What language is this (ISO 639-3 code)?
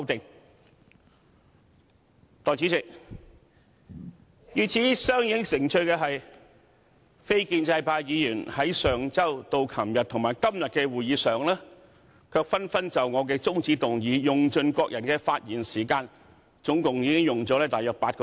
yue